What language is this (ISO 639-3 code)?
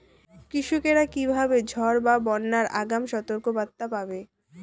ben